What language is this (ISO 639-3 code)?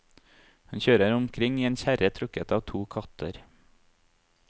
nor